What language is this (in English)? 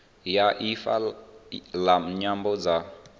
Venda